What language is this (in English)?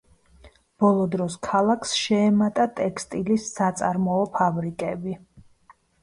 Georgian